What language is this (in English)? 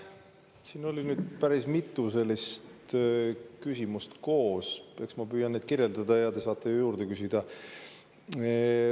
Estonian